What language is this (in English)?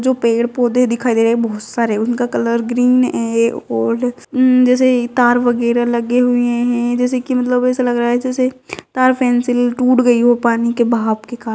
Magahi